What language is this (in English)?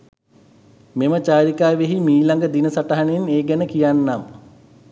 Sinhala